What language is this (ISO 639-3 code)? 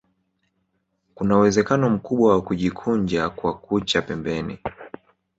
swa